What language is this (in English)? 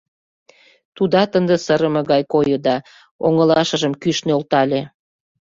Mari